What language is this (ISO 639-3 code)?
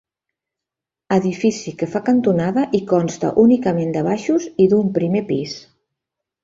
cat